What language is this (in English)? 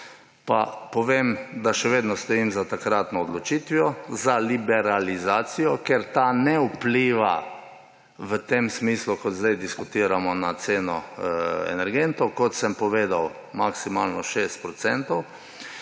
Slovenian